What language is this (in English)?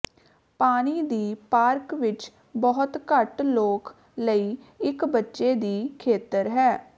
Punjabi